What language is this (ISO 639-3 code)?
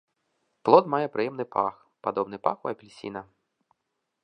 bel